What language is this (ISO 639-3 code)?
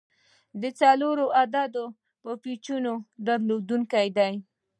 pus